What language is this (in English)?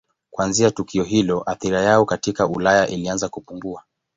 Swahili